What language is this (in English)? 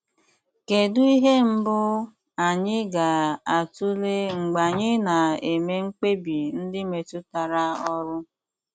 Igbo